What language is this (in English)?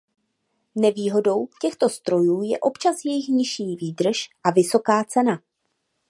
Czech